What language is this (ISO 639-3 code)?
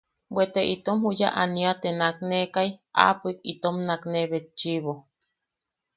yaq